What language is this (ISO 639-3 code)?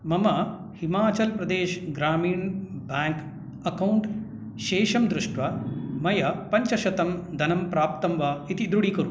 san